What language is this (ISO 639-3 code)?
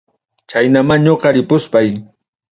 quy